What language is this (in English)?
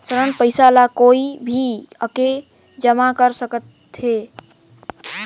Chhattisgarhi